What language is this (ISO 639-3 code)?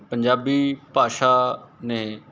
pan